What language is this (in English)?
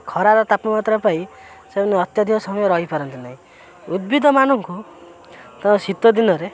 Odia